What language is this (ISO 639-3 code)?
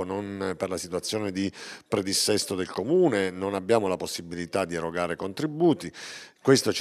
ita